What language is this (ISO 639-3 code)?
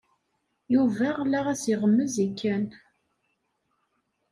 kab